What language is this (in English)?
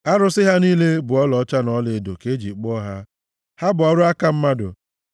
Igbo